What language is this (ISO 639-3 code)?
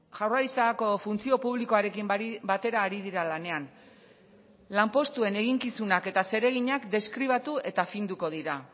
eus